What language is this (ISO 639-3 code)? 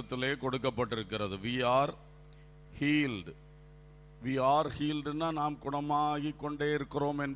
ron